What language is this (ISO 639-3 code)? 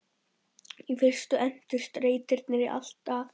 isl